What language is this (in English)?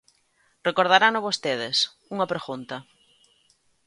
Galician